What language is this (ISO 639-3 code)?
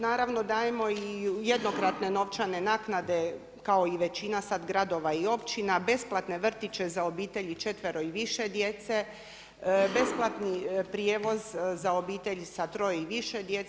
hrv